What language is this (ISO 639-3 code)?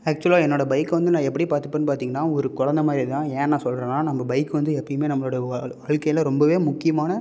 tam